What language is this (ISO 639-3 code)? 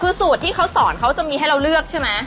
tha